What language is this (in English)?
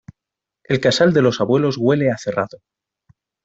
Spanish